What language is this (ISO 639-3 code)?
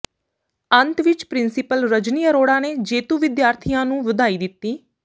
pan